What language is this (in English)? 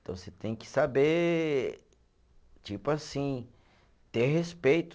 Portuguese